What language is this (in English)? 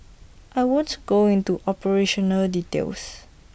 English